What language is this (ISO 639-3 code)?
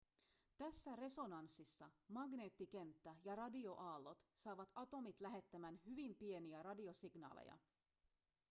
fin